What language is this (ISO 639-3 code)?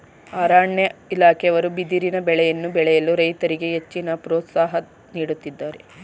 kan